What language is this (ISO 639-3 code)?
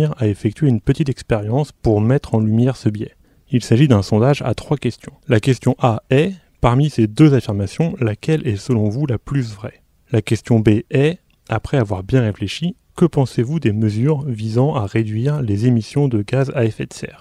fra